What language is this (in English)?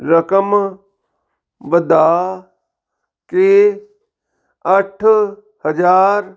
Punjabi